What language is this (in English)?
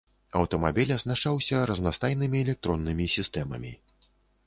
Belarusian